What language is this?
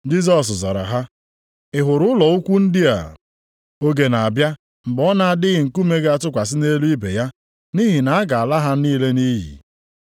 Igbo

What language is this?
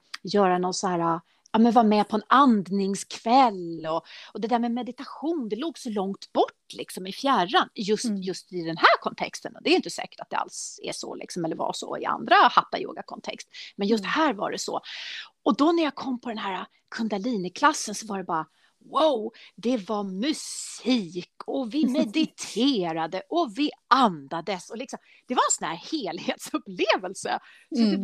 Swedish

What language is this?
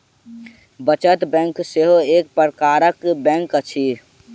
Maithili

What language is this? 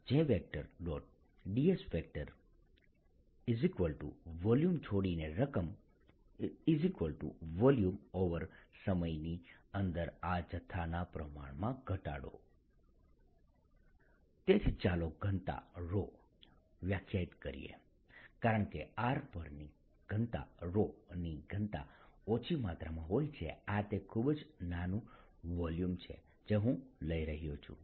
Gujarati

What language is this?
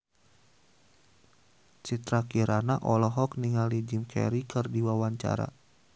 Sundanese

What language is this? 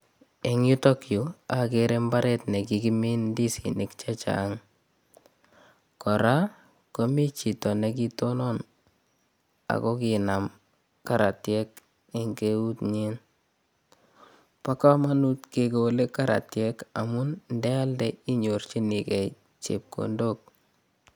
Kalenjin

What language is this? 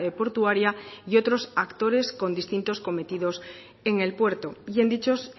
Spanish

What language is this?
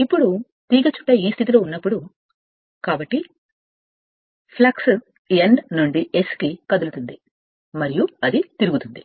Telugu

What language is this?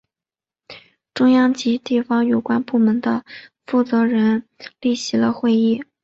Chinese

